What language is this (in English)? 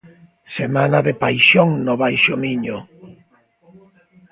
Galician